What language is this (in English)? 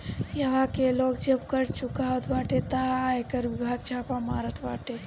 Bhojpuri